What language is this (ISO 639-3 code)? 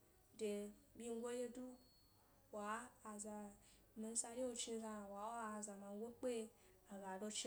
gby